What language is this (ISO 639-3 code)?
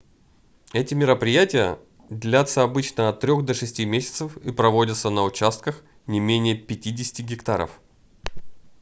rus